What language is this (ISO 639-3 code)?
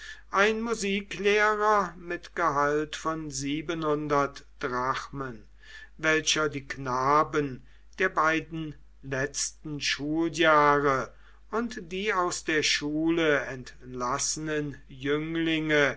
deu